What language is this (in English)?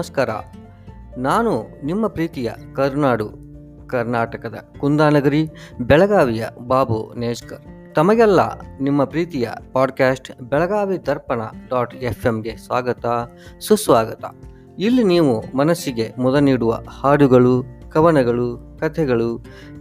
Kannada